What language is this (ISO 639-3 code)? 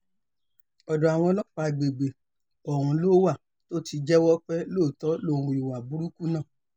yor